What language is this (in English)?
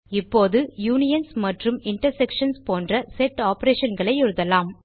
Tamil